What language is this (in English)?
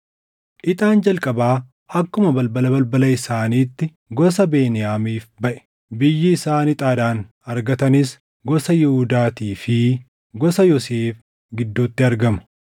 Oromo